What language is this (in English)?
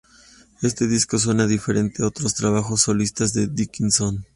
Spanish